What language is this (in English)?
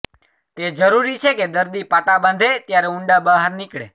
Gujarati